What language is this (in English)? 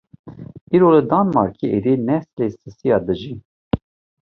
Kurdish